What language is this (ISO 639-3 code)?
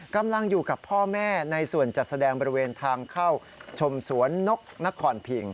tha